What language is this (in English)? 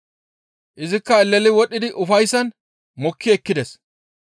Gamo